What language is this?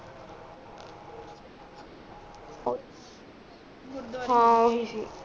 Punjabi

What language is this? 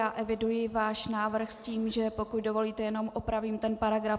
Czech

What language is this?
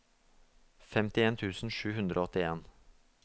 Norwegian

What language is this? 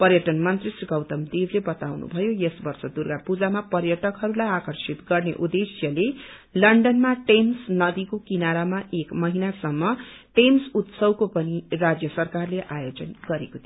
Nepali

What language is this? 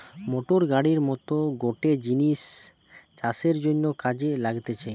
Bangla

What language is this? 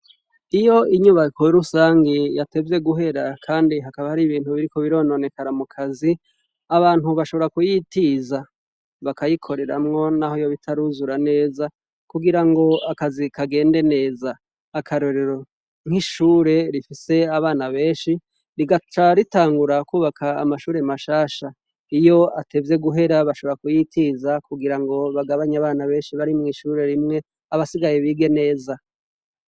Rundi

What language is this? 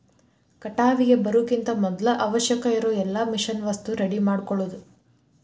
Kannada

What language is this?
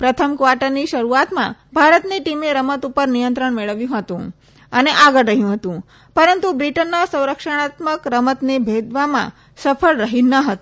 Gujarati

